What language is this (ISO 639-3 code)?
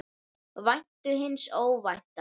isl